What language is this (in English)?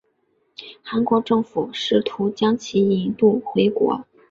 Chinese